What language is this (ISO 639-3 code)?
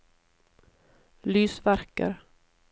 nor